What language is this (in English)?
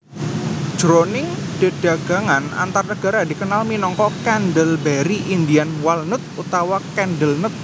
Javanese